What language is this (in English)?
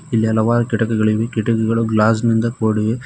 Kannada